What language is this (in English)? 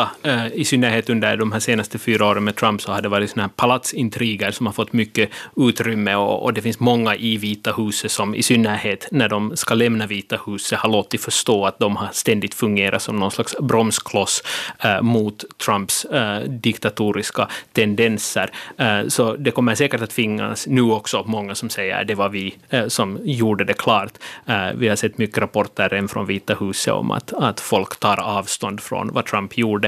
Swedish